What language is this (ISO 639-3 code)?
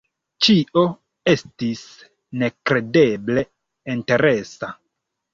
epo